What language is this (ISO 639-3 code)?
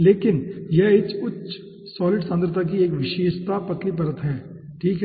hin